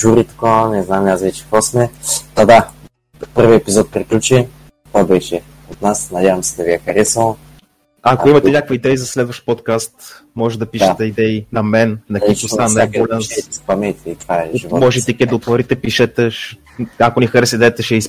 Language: Bulgarian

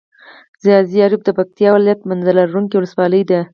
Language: Pashto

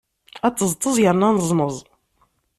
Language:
Kabyle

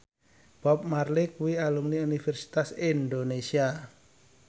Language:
Javanese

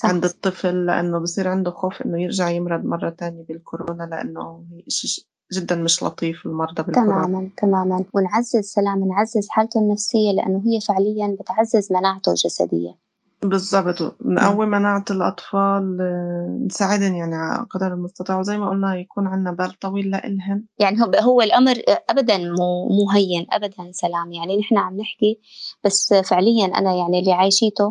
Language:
Arabic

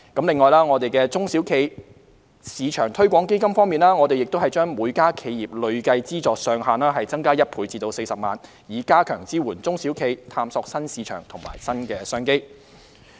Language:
Cantonese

